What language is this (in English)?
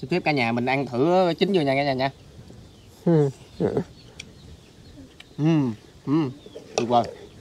Vietnamese